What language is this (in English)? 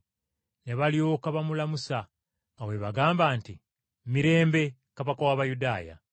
Ganda